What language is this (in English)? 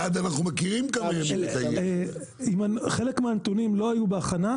Hebrew